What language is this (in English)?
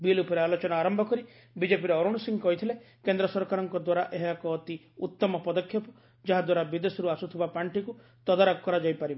Odia